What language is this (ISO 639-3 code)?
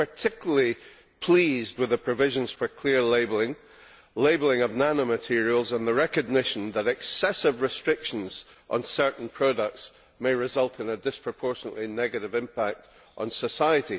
eng